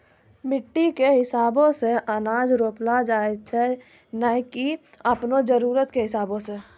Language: Maithili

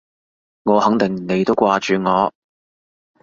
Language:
Cantonese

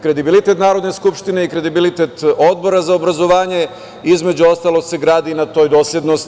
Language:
Serbian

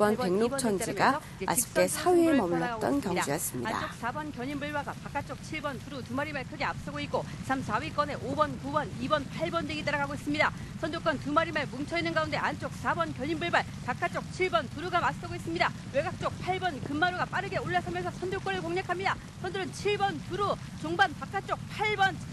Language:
Korean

